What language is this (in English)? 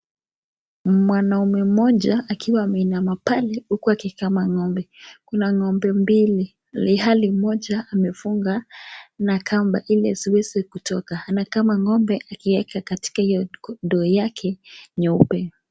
Swahili